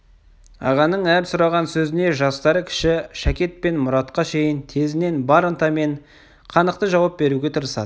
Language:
Kazakh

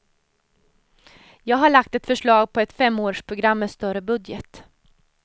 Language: Swedish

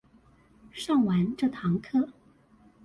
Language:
Chinese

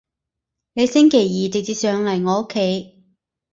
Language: Cantonese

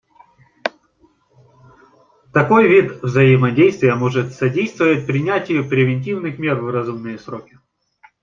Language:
Russian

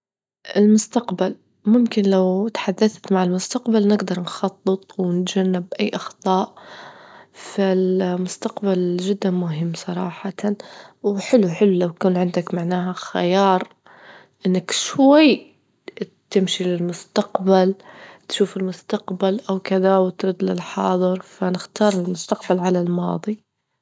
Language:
Libyan Arabic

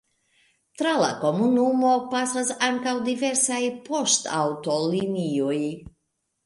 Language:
Esperanto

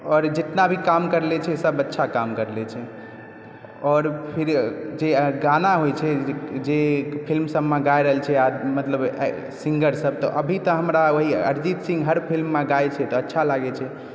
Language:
Maithili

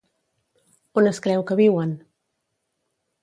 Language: Catalan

